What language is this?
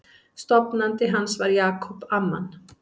Icelandic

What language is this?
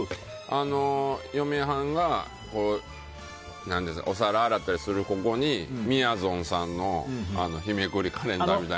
Japanese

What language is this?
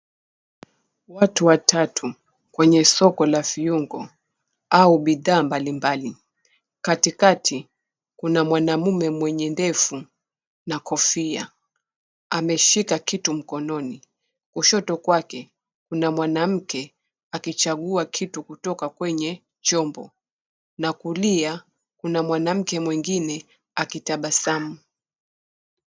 Swahili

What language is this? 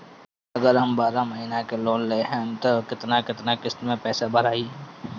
Bhojpuri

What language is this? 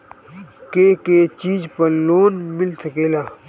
Bhojpuri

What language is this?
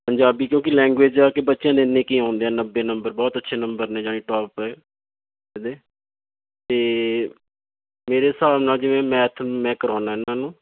Punjabi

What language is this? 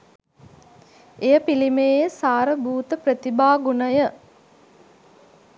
Sinhala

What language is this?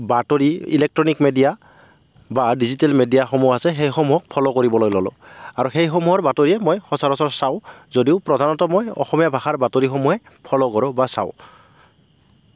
Assamese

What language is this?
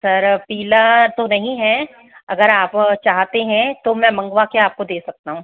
Hindi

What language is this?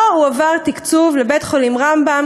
Hebrew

